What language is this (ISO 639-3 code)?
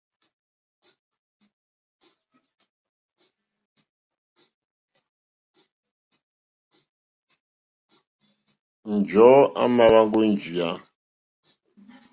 bri